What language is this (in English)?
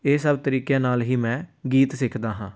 Punjabi